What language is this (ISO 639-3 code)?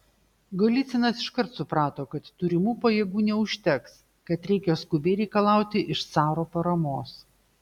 lit